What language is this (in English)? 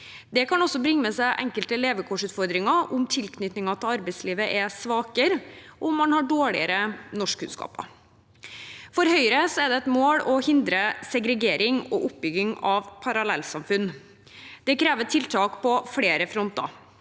Norwegian